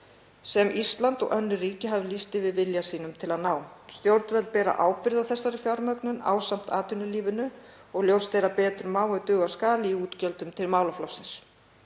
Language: Icelandic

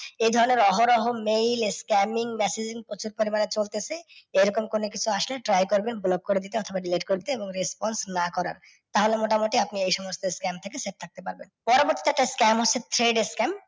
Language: Bangla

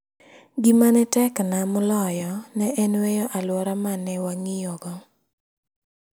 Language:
Luo (Kenya and Tanzania)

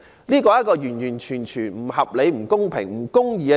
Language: Cantonese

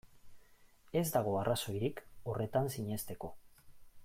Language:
Basque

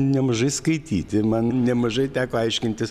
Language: Lithuanian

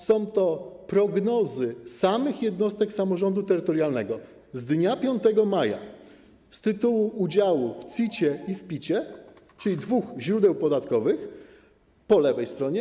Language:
Polish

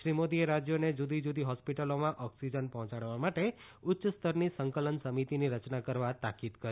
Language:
Gujarati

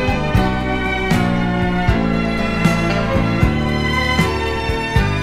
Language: Korean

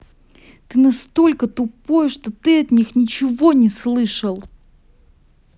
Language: Russian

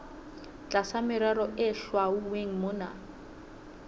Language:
Southern Sotho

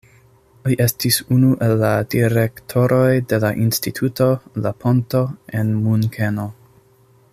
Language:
Esperanto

